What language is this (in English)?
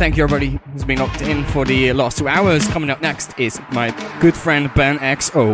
English